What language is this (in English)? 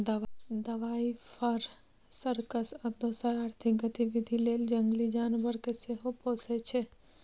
Maithili